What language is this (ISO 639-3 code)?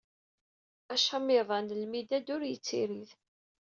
kab